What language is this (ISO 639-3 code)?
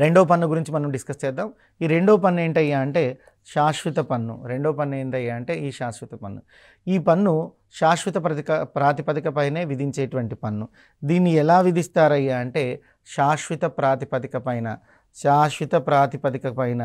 tel